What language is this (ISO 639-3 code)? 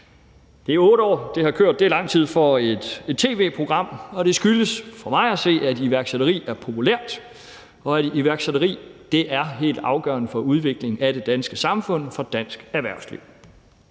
dan